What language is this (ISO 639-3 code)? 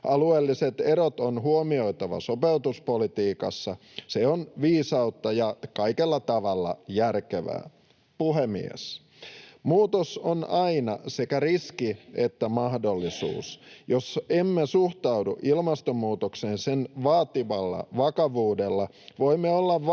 fin